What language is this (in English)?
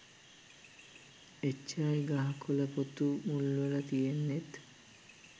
Sinhala